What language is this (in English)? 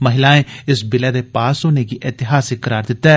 Dogri